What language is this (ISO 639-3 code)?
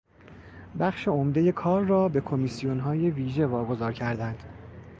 fas